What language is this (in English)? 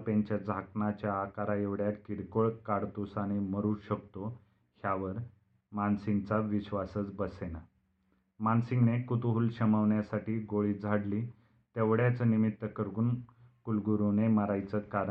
Marathi